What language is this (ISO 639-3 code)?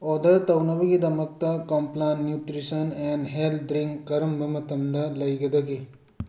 mni